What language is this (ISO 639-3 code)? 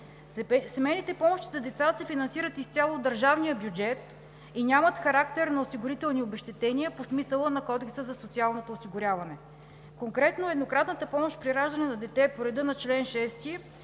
bul